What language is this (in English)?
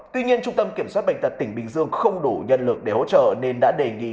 Vietnamese